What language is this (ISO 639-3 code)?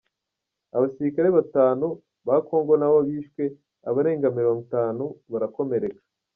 kin